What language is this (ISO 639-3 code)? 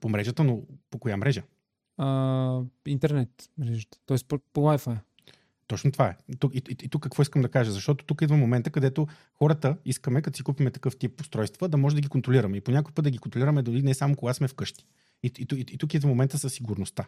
bul